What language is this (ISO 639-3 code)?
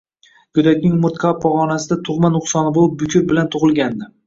uzb